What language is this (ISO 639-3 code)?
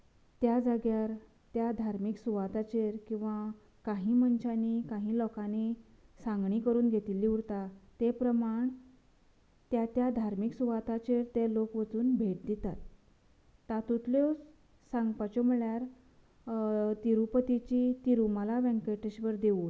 kok